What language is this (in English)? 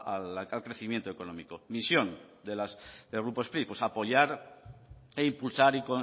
Spanish